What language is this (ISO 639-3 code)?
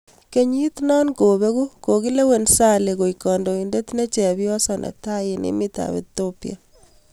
kln